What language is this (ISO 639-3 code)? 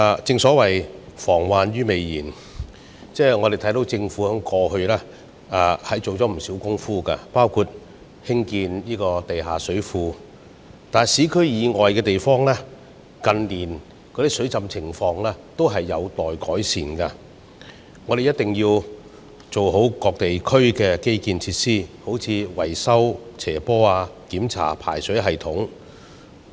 yue